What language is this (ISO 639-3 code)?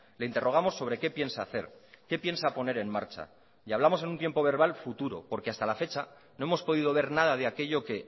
spa